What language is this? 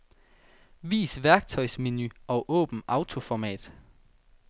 Danish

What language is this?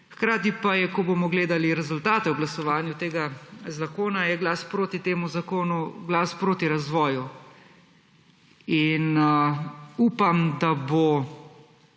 Slovenian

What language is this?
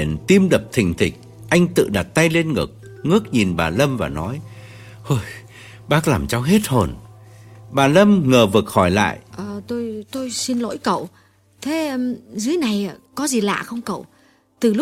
Vietnamese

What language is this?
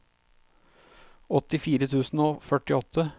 Norwegian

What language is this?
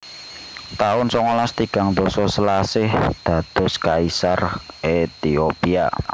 Javanese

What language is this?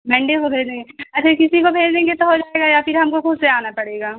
Urdu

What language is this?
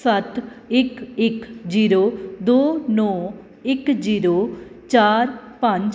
Punjabi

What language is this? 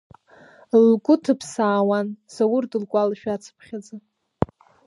Abkhazian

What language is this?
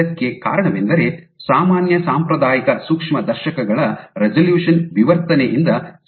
Kannada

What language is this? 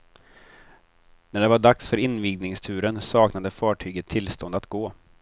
Swedish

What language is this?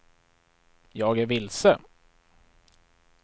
Swedish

